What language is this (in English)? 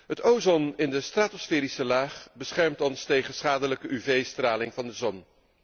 Dutch